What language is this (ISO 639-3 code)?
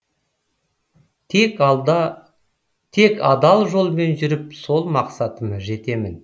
kaz